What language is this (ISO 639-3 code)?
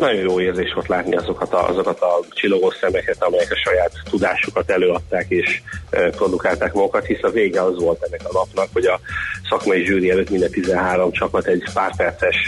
hun